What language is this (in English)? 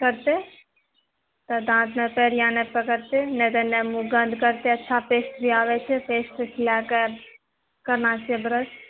Maithili